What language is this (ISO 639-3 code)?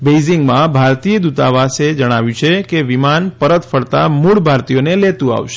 guj